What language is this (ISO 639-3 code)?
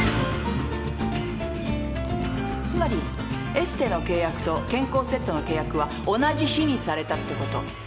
jpn